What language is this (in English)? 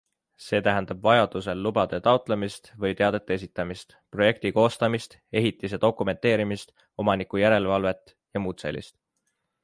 Estonian